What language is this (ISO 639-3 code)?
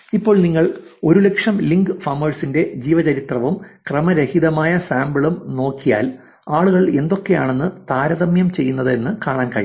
mal